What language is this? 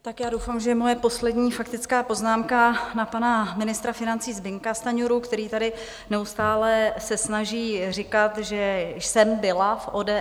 Czech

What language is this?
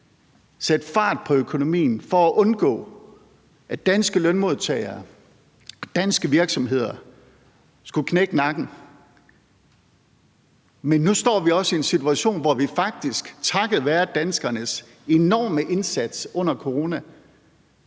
Danish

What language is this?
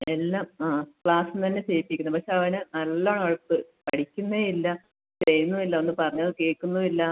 Malayalam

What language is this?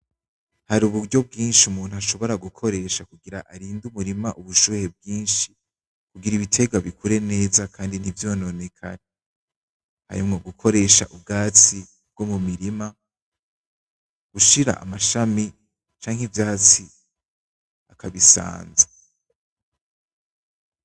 Rundi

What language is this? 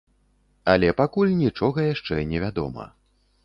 Belarusian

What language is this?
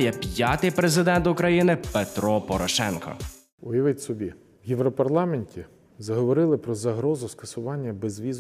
Ukrainian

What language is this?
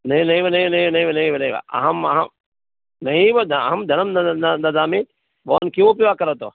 Sanskrit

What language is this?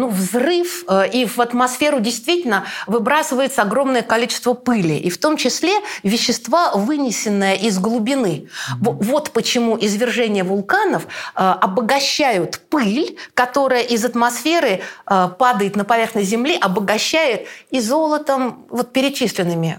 Russian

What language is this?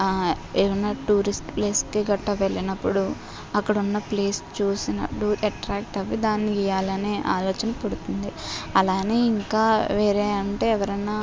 Telugu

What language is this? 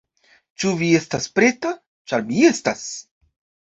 Esperanto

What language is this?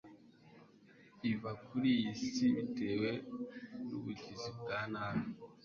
Kinyarwanda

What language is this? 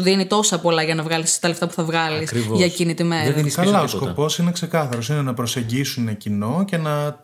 Greek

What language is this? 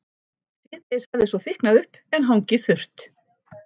Icelandic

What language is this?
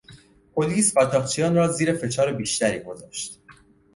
Persian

